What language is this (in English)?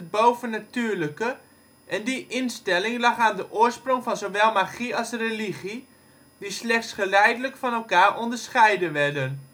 Dutch